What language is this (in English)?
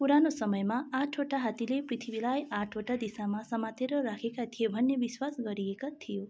Nepali